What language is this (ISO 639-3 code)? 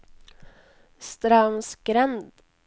nor